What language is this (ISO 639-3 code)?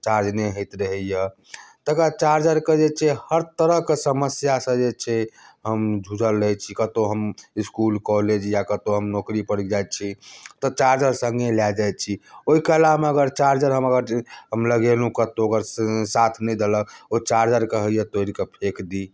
mai